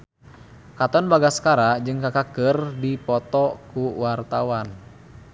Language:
Sundanese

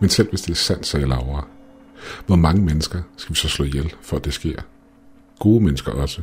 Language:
Danish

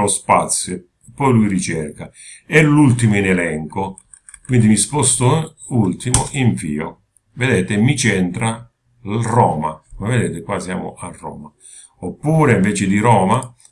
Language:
Italian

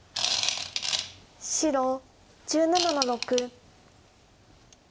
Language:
Japanese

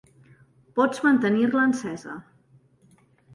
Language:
Catalan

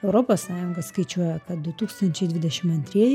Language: Lithuanian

